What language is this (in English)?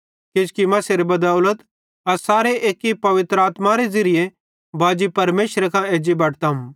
Bhadrawahi